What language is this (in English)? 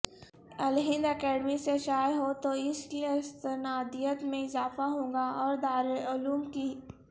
Urdu